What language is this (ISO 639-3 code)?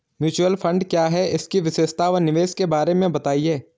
hin